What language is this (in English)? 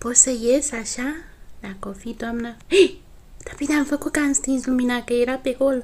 Romanian